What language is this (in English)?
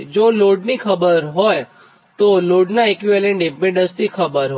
Gujarati